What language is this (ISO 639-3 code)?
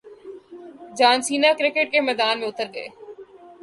urd